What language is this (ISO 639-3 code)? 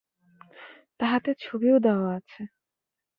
ben